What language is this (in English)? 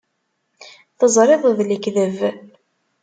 Kabyle